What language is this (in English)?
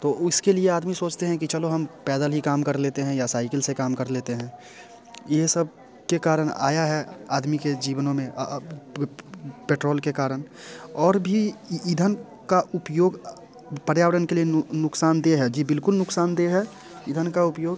Hindi